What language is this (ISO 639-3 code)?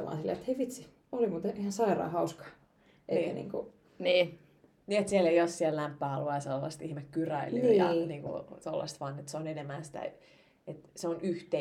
fin